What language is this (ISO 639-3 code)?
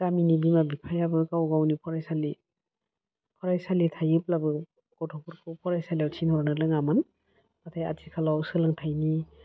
brx